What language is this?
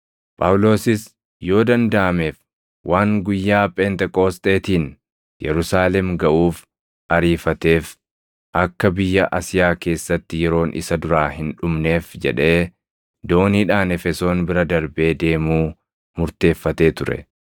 Oromo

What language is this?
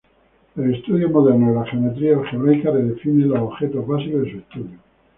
Spanish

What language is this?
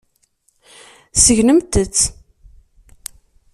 Kabyle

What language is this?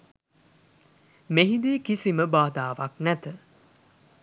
Sinhala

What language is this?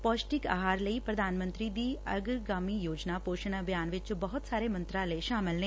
Punjabi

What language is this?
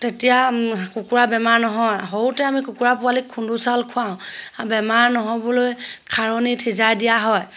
Assamese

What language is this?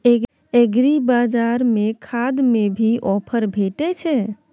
Maithili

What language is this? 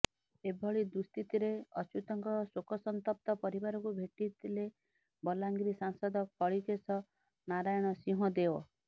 Odia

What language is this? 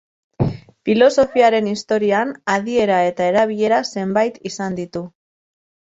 Basque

